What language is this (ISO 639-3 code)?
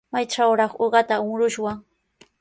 qws